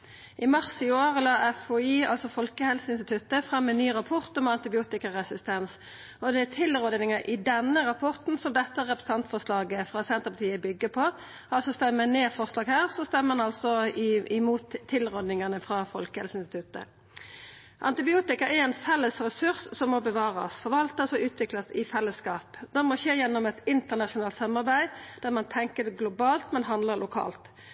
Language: Norwegian Nynorsk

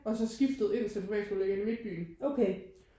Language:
Danish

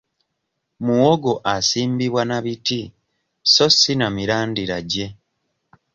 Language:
Ganda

